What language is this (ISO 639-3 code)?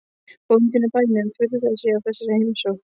isl